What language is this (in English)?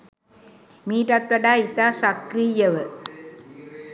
Sinhala